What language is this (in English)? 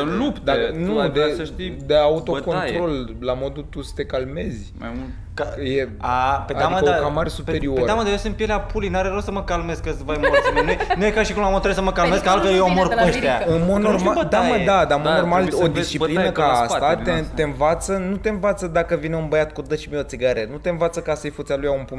Romanian